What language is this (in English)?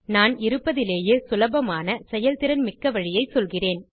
Tamil